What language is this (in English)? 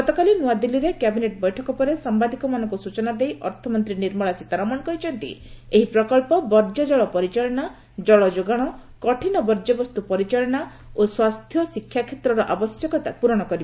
Odia